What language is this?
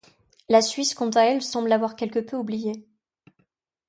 French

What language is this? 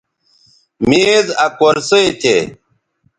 Bateri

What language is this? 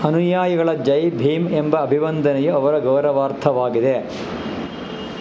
Kannada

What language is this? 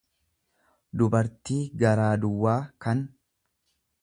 Oromo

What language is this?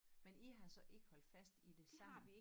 Danish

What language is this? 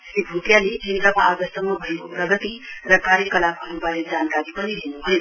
Nepali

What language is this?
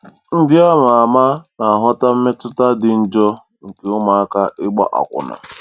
Igbo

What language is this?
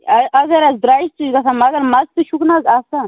Kashmiri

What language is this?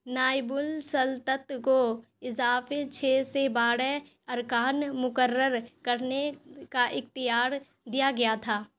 Urdu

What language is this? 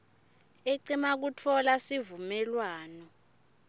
Swati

